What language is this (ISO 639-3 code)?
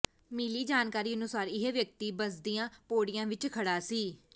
pan